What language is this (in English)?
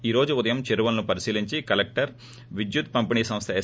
Telugu